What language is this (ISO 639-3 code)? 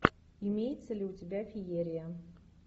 rus